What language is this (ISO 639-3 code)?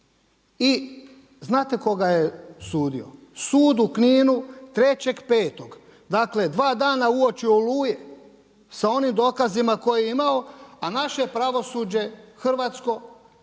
hrv